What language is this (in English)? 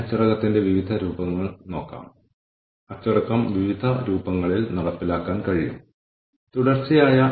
Malayalam